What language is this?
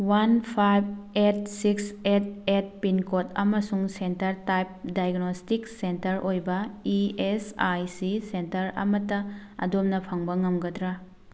Manipuri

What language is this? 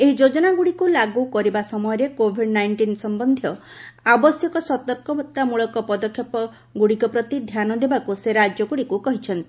Odia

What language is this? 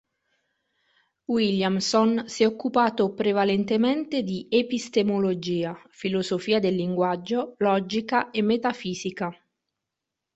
Italian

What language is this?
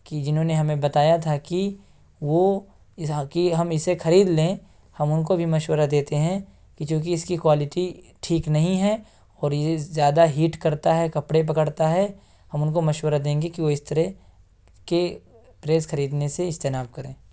Urdu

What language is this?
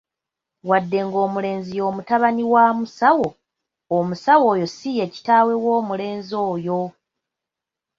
Ganda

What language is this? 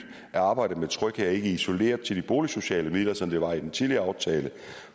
Danish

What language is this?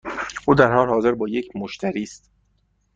Persian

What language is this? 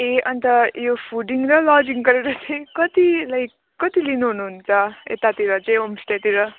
Nepali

